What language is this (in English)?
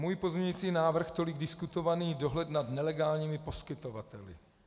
Czech